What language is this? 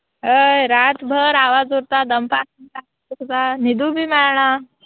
Konkani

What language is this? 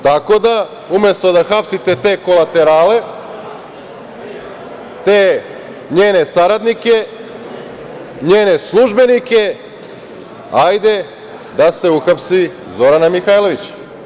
Serbian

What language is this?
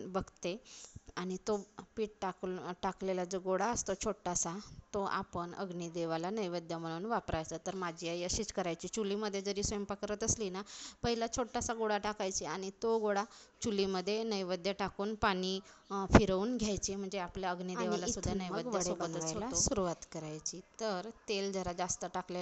Marathi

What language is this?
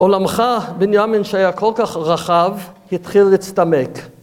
Hebrew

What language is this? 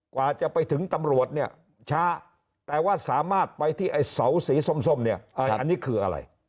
Thai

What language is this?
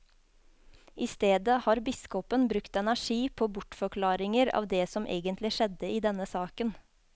Norwegian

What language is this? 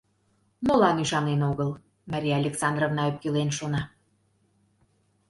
Mari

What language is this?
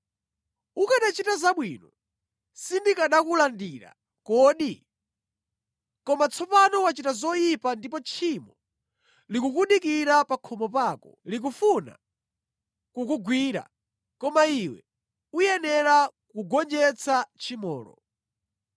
Nyanja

